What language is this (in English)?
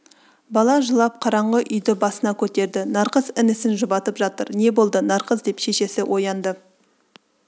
Kazakh